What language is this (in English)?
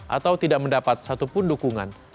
Indonesian